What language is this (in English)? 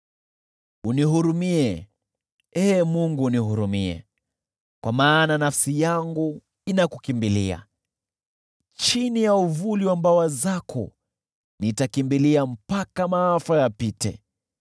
Swahili